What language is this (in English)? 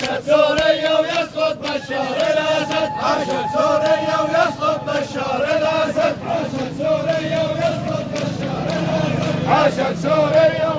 Arabic